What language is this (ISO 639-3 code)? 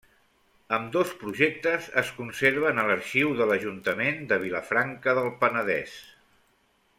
cat